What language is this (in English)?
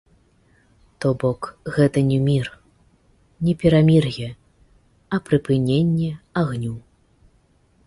Belarusian